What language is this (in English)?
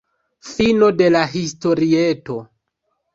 Esperanto